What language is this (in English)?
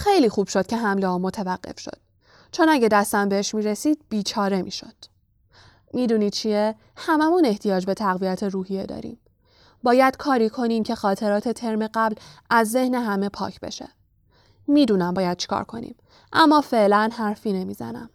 Persian